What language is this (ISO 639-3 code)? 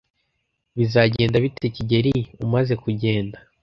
kin